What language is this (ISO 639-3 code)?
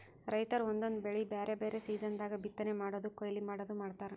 kan